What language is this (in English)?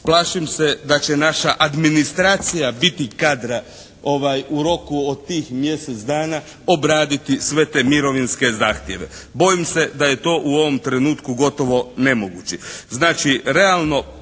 Croatian